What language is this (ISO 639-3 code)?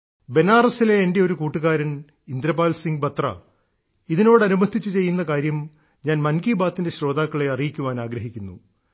mal